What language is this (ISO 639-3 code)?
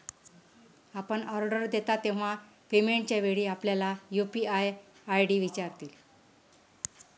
mar